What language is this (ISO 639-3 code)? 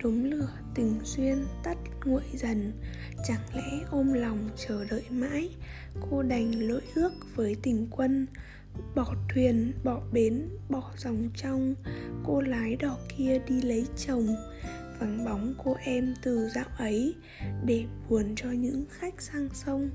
vie